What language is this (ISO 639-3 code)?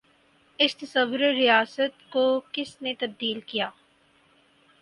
urd